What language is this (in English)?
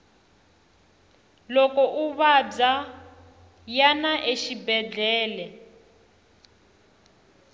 Tsonga